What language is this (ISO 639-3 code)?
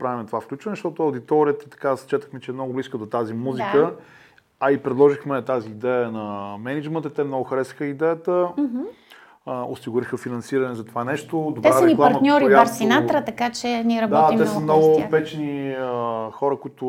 bul